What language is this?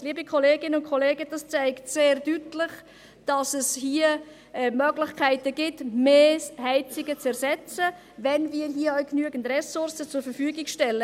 Swiss German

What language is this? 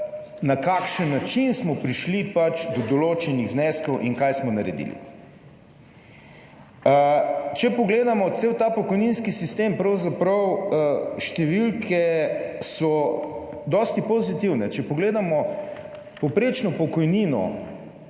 Slovenian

